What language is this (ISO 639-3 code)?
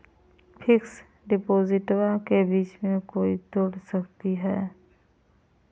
mag